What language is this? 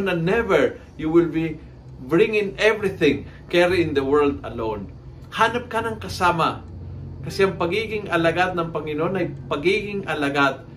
Filipino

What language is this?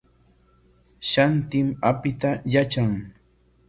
Corongo Ancash Quechua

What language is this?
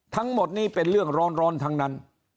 Thai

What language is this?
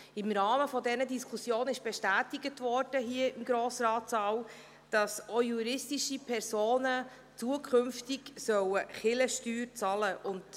Swiss German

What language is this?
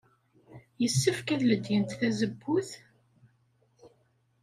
Kabyle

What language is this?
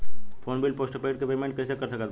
Bhojpuri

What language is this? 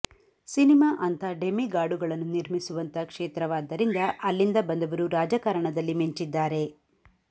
Kannada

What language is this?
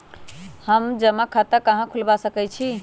Magahi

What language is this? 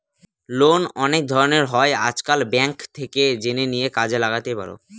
Bangla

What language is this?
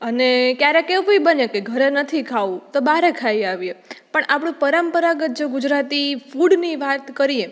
Gujarati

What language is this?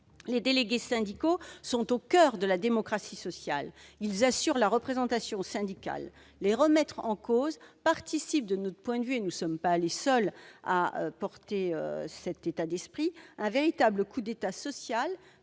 French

